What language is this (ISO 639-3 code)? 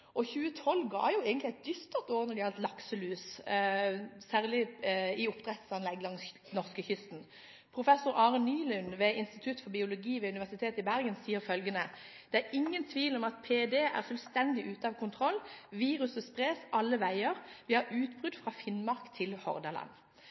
nob